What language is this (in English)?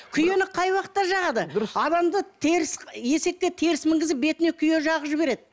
Kazakh